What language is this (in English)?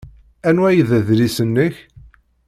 Kabyle